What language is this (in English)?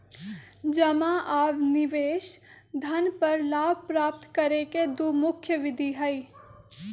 Magahi